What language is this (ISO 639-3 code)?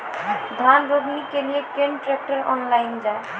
mai